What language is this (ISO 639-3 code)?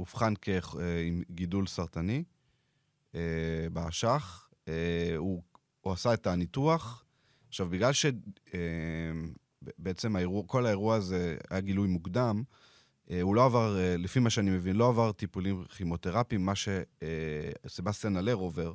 heb